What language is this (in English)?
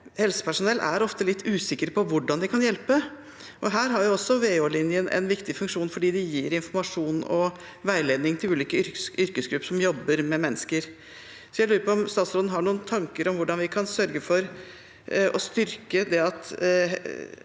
Norwegian